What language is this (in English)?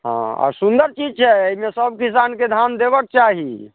Maithili